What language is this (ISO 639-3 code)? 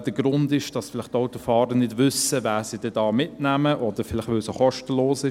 gsw